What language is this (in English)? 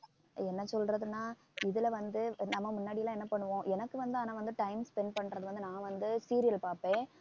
Tamil